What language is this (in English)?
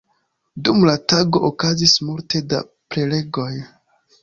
Esperanto